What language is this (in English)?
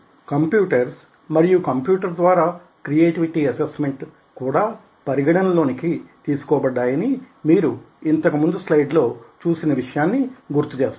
Telugu